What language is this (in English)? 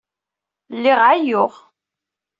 Kabyle